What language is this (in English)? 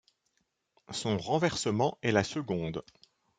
French